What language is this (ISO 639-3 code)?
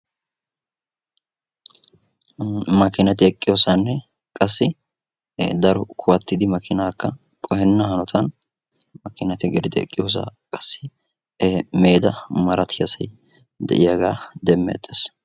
wal